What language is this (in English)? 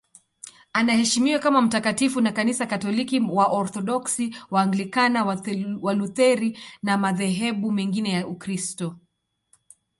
Swahili